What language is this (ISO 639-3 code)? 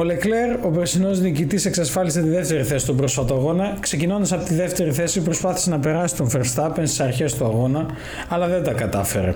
ell